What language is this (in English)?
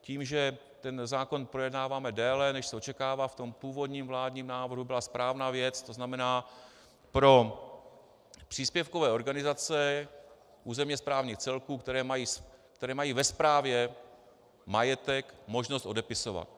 Czech